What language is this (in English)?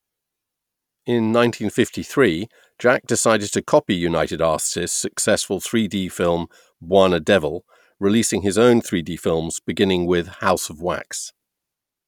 English